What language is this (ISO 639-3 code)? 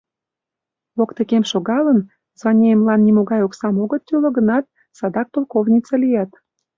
chm